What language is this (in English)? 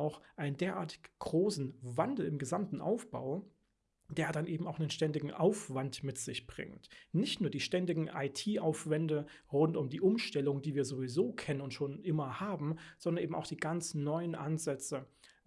German